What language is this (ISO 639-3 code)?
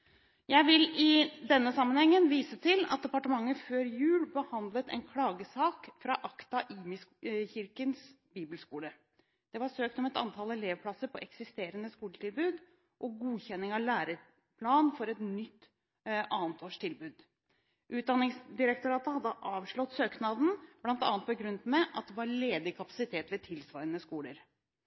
nob